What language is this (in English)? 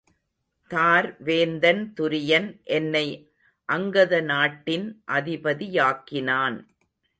Tamil